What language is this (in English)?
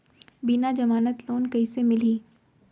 Chhattisgarhi